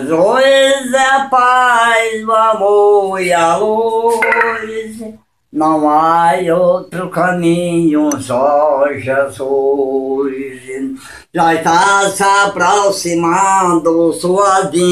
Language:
Portuguese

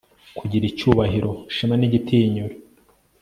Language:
Kinyarwanda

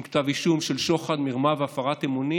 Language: Hebrew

